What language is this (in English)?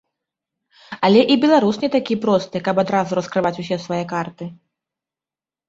Belarusian